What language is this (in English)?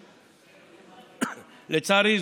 Hebrew